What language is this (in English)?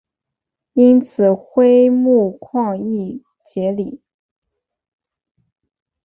Chinese